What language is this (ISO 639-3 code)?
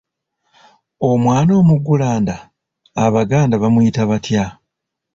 lug